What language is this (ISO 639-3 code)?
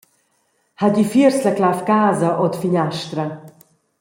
roh